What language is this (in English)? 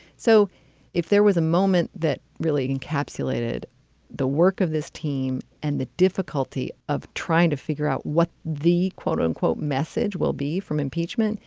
English